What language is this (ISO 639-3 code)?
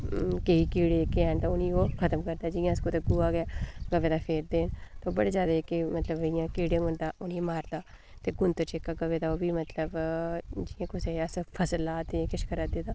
doi